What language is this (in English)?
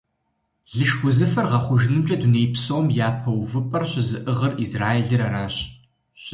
Kabardian